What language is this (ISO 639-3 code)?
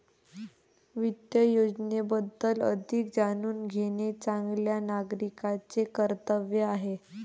mar